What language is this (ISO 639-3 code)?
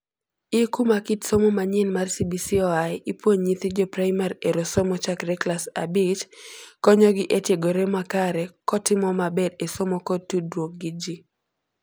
luo